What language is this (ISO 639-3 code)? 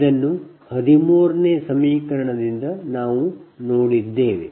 kan